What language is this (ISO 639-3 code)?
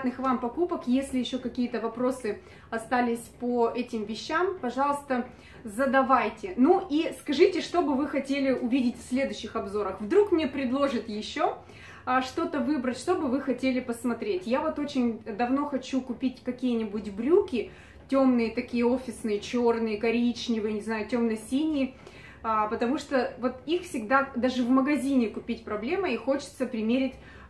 rus